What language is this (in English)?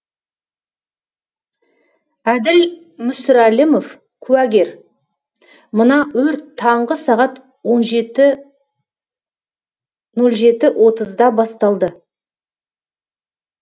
Kazakh